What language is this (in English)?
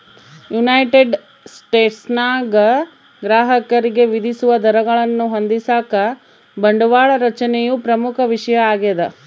Kannada